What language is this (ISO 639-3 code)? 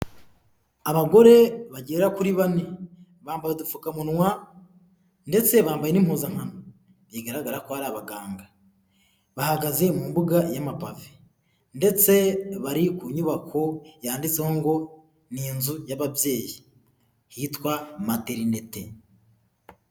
kin